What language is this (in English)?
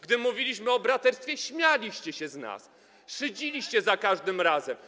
Polish